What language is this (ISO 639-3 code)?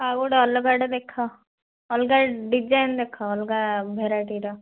ori